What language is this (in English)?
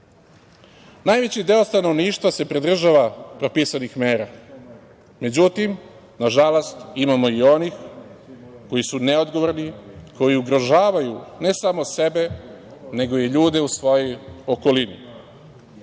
Serbian